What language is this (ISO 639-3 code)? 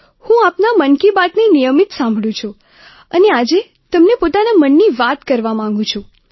guj